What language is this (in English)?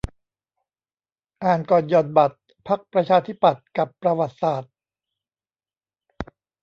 Thai